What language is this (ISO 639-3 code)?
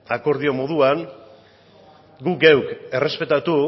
eus